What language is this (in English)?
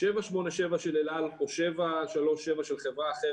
Hebrew